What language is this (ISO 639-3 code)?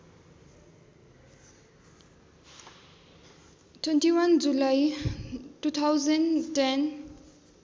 nep